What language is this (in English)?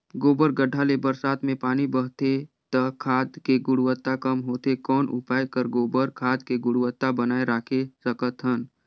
Chhattisgarhi